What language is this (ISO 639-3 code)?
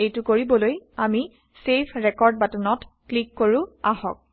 asm